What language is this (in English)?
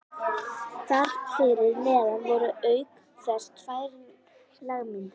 Icelandic